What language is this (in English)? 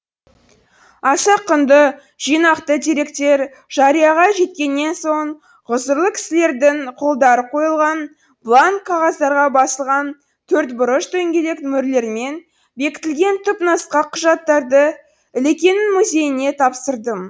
Kazakh